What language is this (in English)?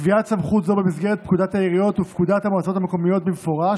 Hebrew